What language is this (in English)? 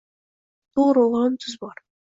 Uzbek